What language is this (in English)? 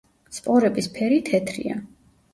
Georgian